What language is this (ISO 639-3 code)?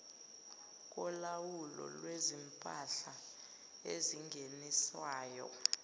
zul